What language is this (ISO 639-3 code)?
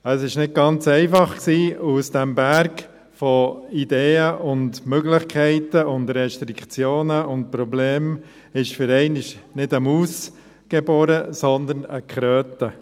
gsw